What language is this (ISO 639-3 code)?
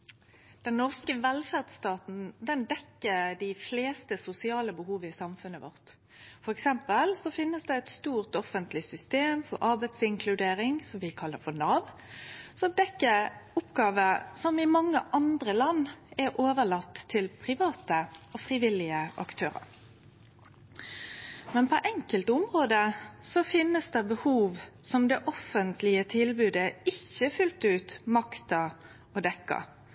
nno